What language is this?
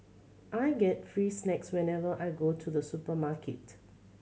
English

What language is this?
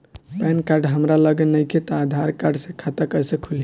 Bhojpuri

